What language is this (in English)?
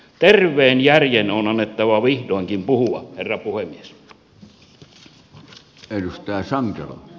Finnish